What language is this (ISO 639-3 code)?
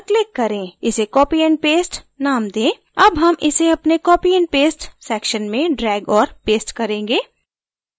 hin